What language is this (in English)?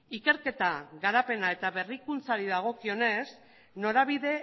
Basque